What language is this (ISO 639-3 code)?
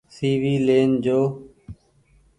gig